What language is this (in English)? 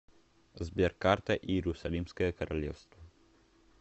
Russian